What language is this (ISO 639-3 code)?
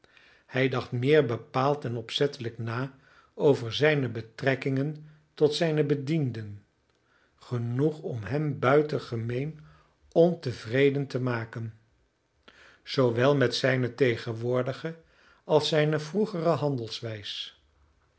nld